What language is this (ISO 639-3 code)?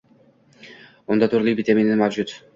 uzb